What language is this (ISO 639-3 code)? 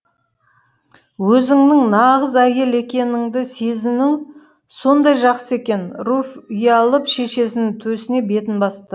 kaz